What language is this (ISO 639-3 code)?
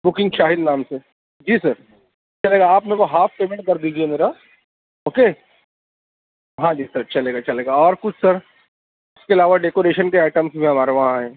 urd